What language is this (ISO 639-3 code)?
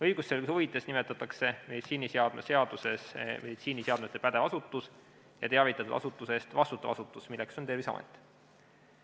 est